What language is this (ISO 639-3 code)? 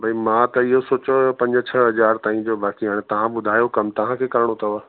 snd